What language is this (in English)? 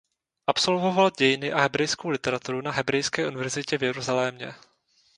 Czech